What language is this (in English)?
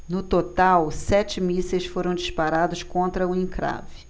Portuguese